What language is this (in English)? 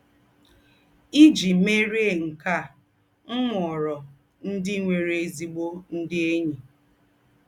Igbo